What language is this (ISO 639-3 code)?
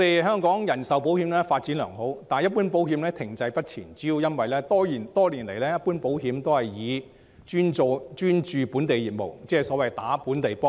yue